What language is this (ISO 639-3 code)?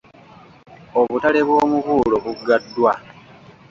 lug